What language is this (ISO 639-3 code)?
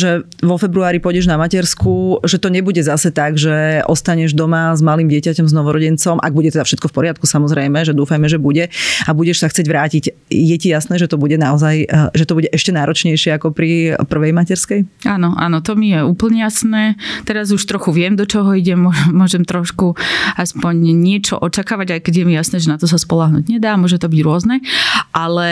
slk